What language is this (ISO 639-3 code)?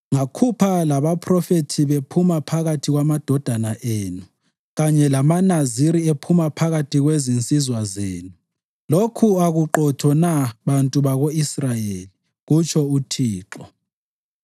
nde